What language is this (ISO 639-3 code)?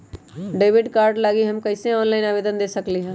mag